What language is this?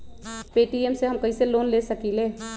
Magahi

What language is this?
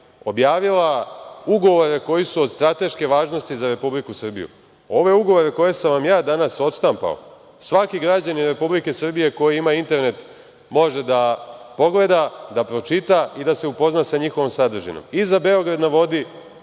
Serbian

